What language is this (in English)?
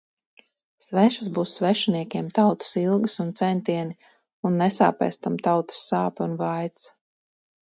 Latvian